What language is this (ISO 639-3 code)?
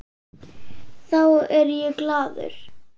isl